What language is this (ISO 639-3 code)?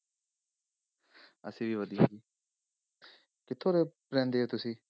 pan